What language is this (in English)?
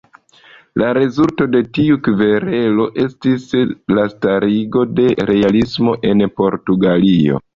Esperanto